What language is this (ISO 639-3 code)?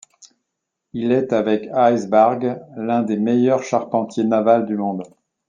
fra